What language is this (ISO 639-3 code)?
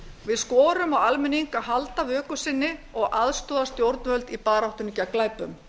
isl